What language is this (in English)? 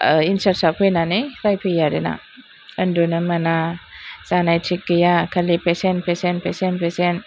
Bodo